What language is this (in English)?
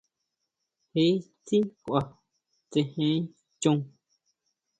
Huautla Mazatec